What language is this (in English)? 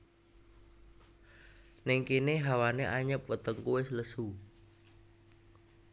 Javanese